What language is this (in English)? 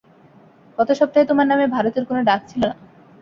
Bangla